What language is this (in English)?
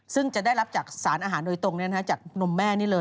Thai